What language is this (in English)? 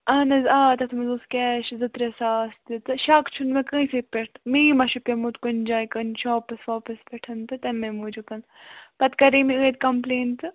Kashmiri